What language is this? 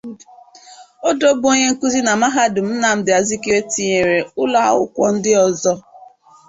Igbo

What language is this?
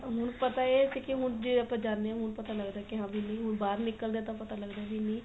Punjabi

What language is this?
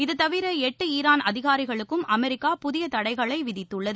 Tamil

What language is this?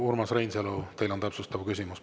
Estonian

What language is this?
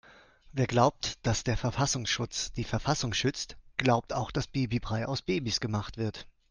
German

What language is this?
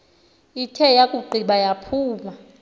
Xhosa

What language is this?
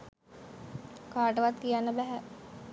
Sinhala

